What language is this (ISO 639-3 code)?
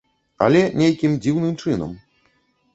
bel